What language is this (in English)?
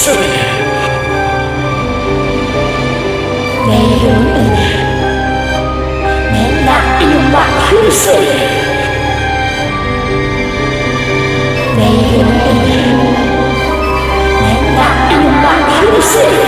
Korean